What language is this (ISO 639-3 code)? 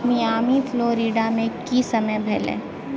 mai